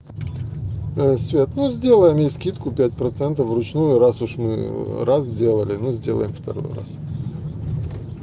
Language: Russian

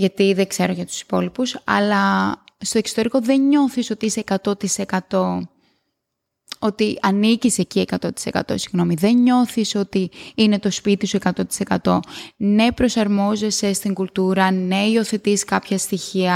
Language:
Greek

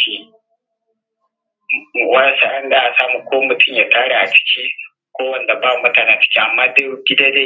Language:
Hausa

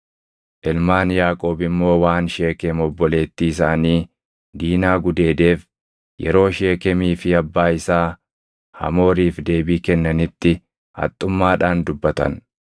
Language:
Oromo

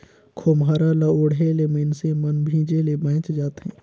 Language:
Chhattisgarhi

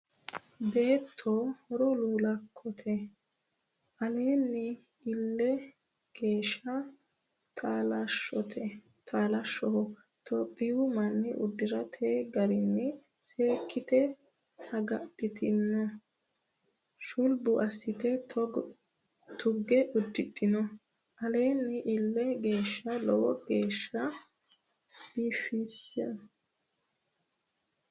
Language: Sidamo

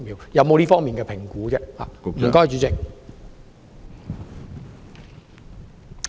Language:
Cantonese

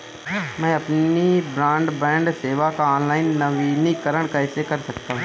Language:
Hindi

